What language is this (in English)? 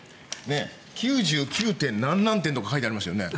Japanese